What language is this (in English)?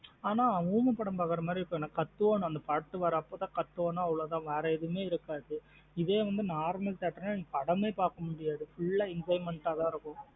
Tamil